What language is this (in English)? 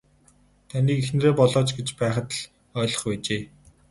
Mongolian